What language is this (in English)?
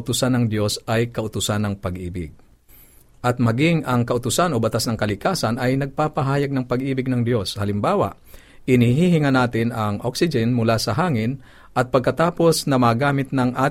Filipino